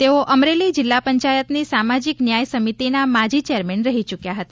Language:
Gujarati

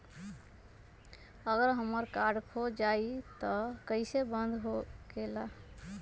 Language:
Magahi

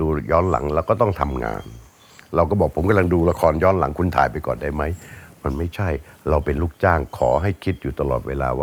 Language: Thai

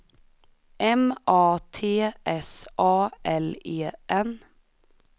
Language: Swedish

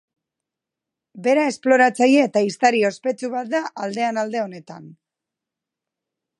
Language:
Basque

